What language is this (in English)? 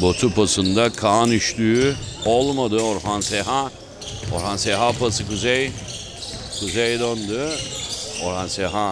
Turkish